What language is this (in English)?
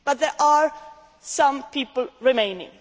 English